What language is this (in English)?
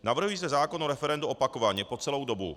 Czech